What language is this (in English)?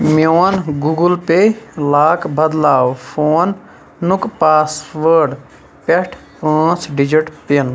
Kashmiri